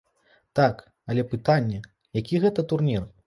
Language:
Belarusian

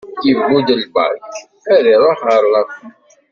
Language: Kabyle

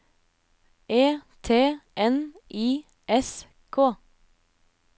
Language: Norwegian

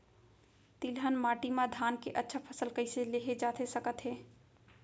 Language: Chhattisgarhi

